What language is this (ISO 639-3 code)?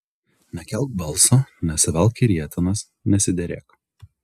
lit